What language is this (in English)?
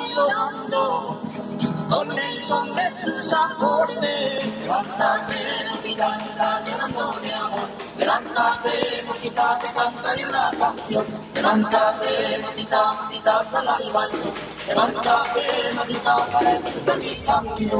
Spanish